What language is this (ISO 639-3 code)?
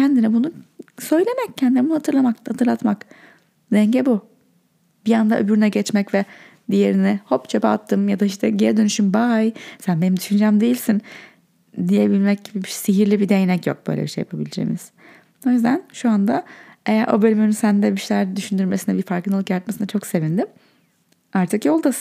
tur